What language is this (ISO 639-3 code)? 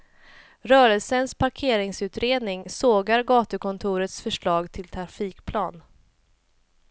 swe